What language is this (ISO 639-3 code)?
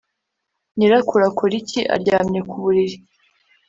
kin